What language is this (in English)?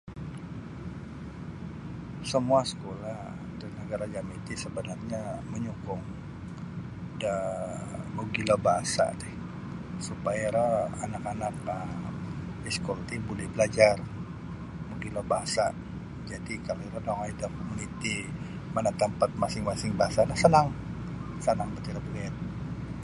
Sabah Bisaya